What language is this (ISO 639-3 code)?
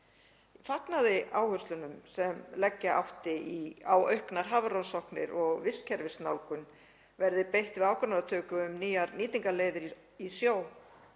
isl